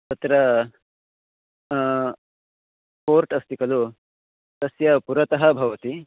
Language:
Sanskrit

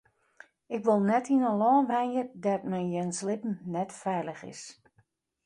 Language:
Western Frisian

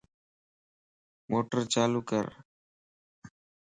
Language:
Lasi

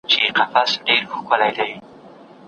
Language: Pashto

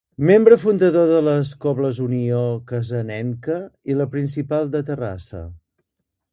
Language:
Catalan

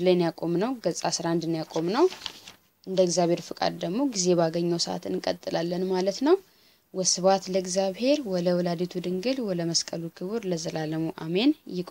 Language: Arabic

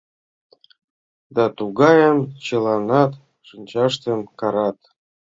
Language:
Mari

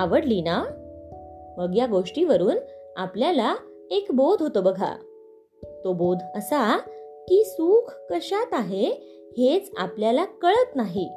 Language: Marathi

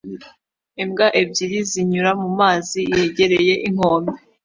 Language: Kinyarwanda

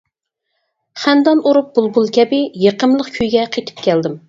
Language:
Uyghur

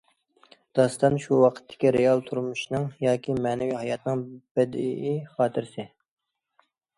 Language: Uyghur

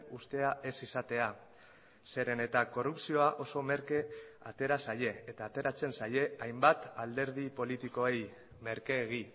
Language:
Basque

